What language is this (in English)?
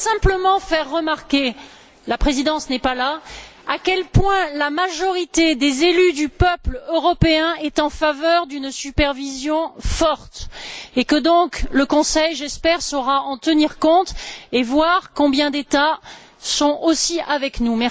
French